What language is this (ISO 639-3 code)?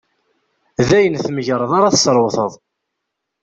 kab